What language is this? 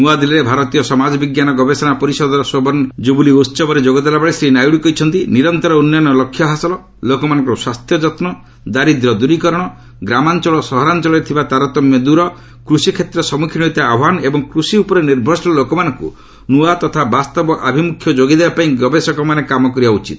Odia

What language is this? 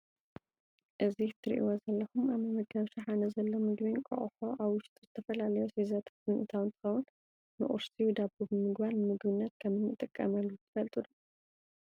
Tigrinya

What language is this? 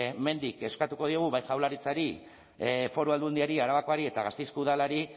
Basque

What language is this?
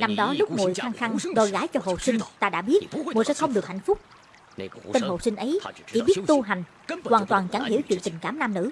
Vietnamese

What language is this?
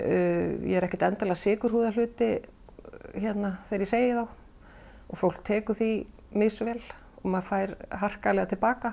Icelandic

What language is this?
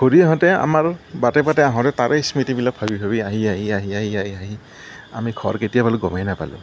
Assamese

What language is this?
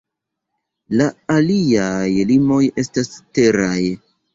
Esperanto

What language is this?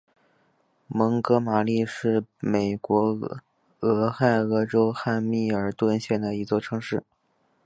Chinese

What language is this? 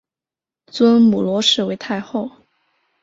Chinese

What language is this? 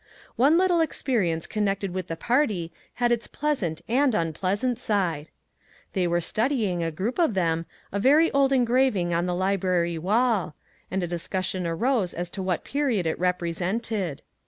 English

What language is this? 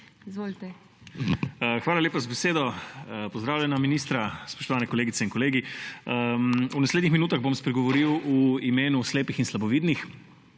Slovenian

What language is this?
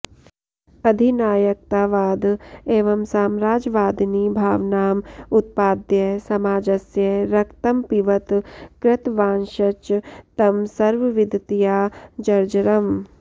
Sanskrit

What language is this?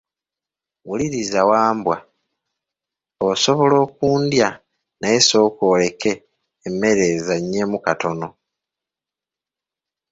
Ganda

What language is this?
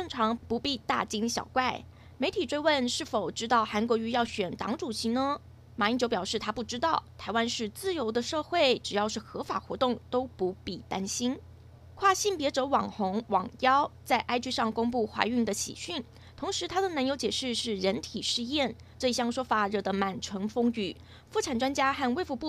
Chinese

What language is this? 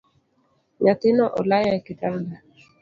Luo (Kenya and Tanzania)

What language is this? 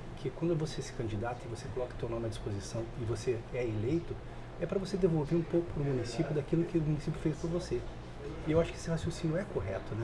Portuguese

